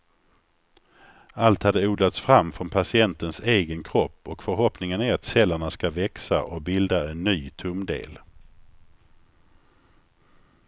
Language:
Swedish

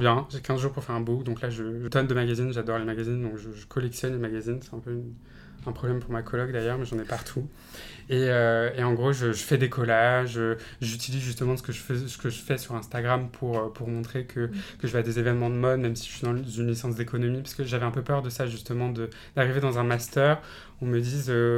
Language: French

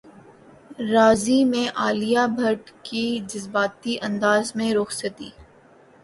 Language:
Urdu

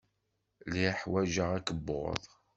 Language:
Kabyle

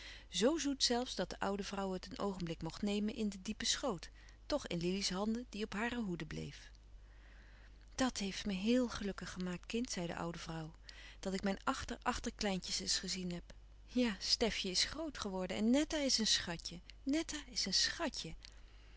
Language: Dutch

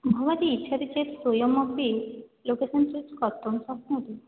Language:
Sanskrit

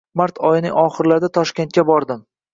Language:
Uzbek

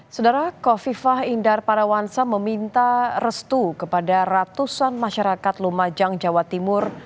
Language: Indonesian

